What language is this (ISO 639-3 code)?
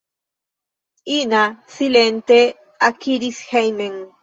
epo